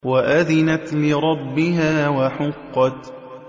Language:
Arabic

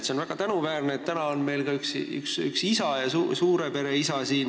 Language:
Estonian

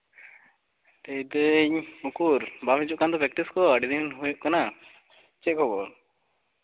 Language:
Santali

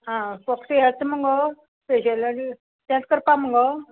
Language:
Konkani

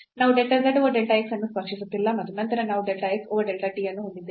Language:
Kannada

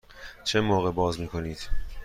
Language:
Persian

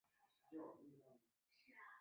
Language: Chinese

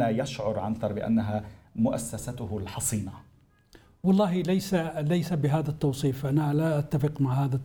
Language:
Arabic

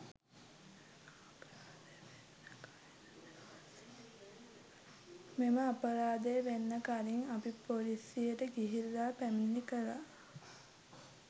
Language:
Sinhala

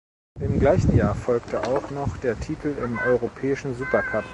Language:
German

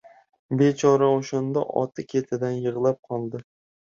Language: Uzbek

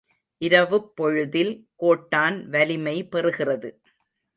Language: Tamil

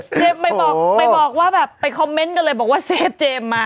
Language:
Thai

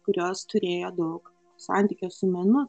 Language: Lithuanian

